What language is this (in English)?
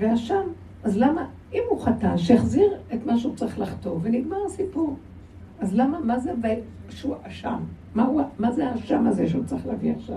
Hebrew